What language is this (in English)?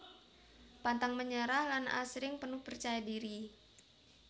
Javanese